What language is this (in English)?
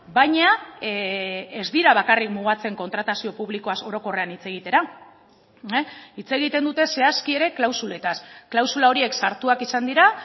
Basque